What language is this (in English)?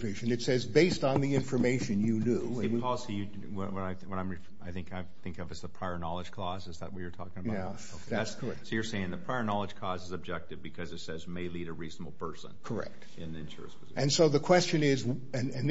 English